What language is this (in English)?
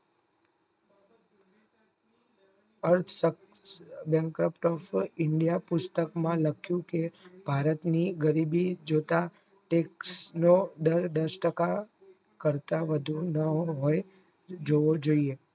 Gujarati